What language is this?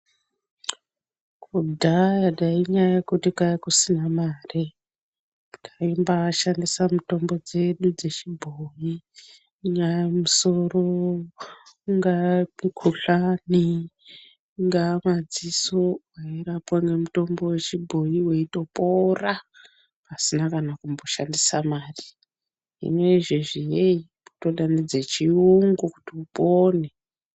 Ndau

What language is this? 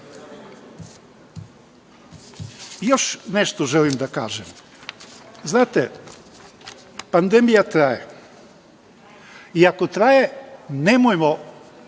Serbian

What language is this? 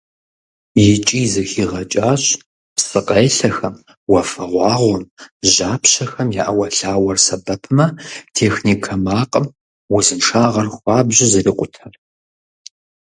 Kabardian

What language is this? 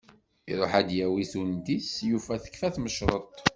Kabyle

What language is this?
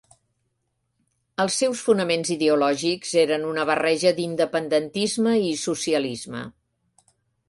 Catalan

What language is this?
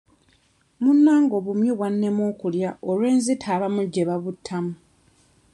Ganda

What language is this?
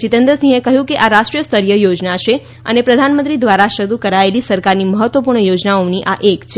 Gujarati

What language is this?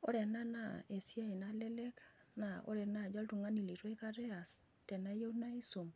Masai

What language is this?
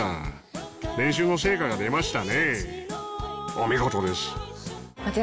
Japanese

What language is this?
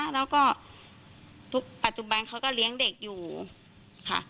Thai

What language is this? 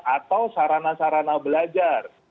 Indonesian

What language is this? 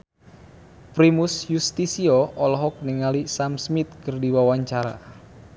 Sundanese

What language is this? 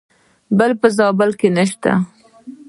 Pashto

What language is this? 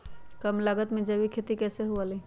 Magahi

